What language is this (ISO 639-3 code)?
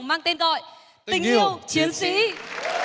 vie